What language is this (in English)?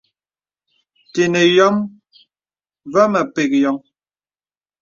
Bebele